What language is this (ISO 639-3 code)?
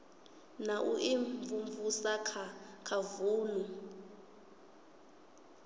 ven